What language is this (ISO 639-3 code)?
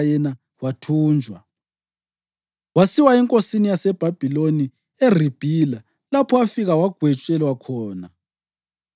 nde